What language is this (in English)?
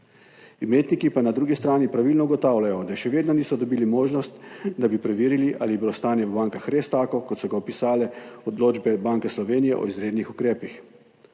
Slovenian